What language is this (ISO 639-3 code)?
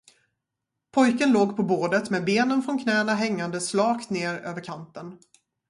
swe